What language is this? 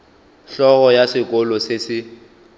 Northern Sotho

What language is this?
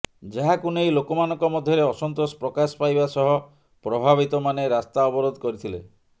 Odia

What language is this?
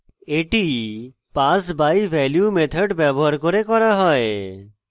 Bangla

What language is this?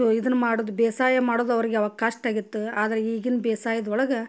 Kannada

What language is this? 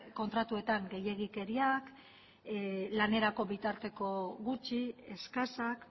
Basque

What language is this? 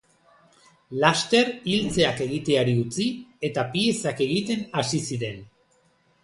Basque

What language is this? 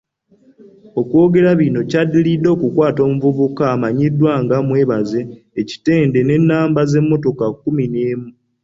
Ganda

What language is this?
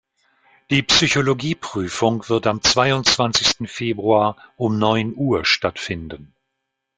German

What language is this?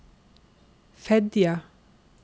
Norwegian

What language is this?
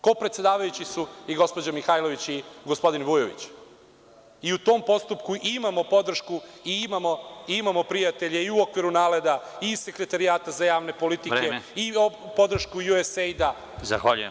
Serbian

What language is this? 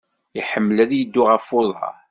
Kabyle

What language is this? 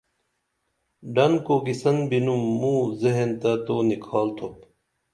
Dameli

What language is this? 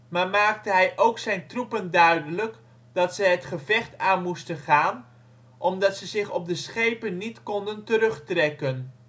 Dutch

